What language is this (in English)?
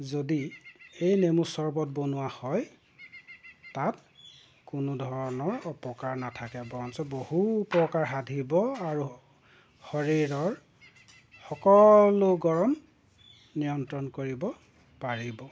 Assamese